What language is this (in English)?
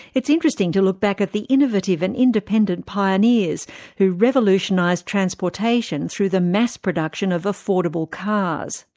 English